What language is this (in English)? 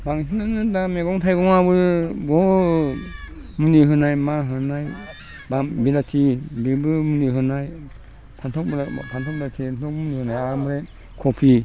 Bodo